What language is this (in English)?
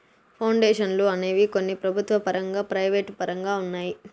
Telugu